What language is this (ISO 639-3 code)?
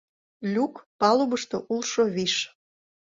chm